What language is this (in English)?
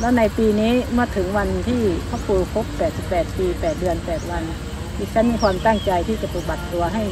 Thai